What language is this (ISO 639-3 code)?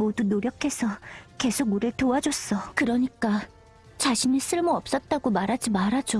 kor